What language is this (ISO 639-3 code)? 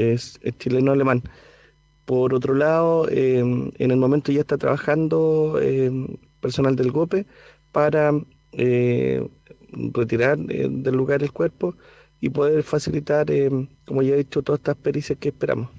spa